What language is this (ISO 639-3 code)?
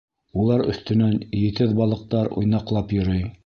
bak